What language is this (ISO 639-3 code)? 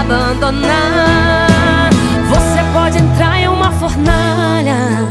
por